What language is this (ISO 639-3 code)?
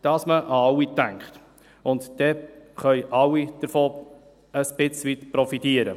gsw